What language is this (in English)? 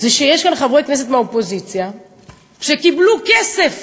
Hebrew